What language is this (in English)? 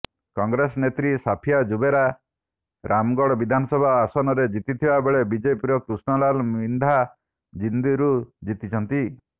Odia